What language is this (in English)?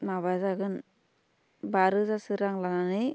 Bodo